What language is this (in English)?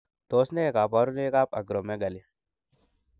Kalenjin